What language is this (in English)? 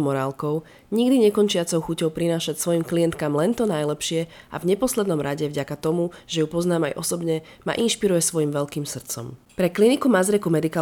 Slovak